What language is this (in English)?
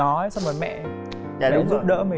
Vietnamese